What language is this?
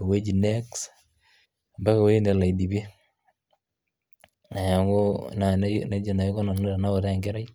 Masai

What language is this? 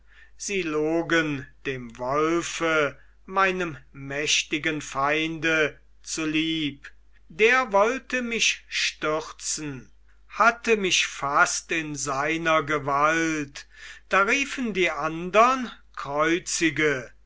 German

